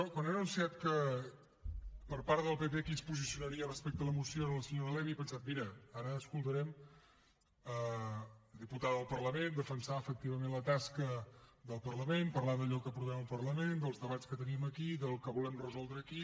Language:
Catalan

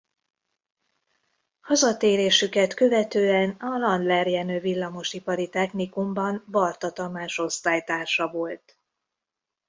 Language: Hungarian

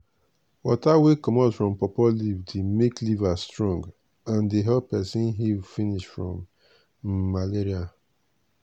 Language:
Nigerian Pidgin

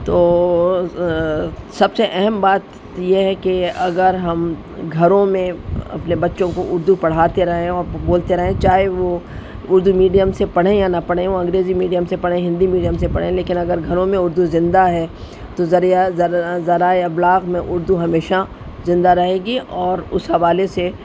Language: Urdu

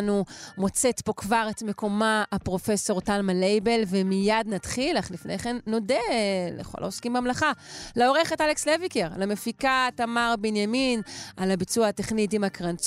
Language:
Hebrew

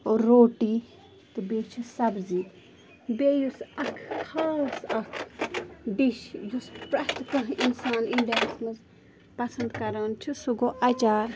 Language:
Kashmiri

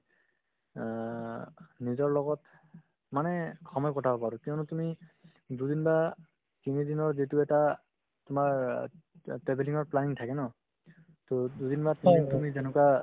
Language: Assamese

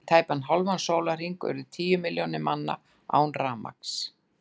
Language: Icelandic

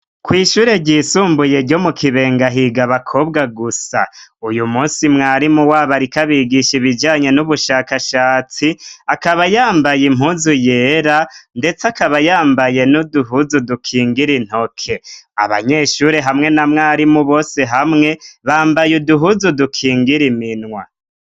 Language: Rundi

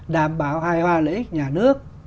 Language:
Vietnamese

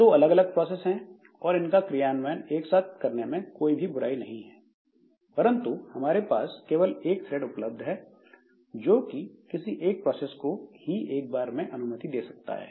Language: Hindi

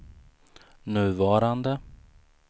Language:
Swedish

